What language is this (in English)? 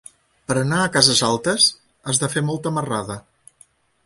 Catalan